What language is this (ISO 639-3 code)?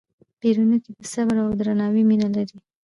pus